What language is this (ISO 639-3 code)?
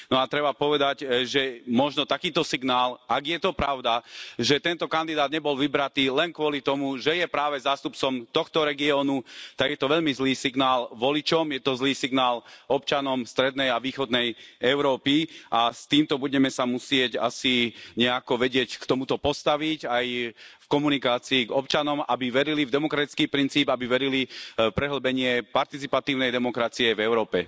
slk